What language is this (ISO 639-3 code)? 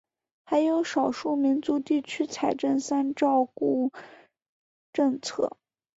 zho